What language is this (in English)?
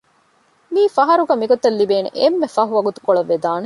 Divehi